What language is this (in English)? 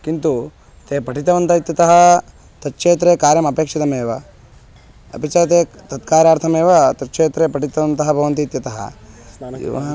Sanskrit